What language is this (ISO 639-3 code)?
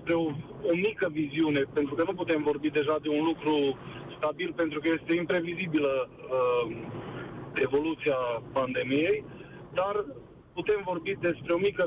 ron